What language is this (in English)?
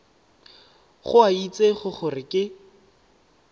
Tswana